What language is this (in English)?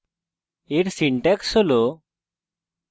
Bangla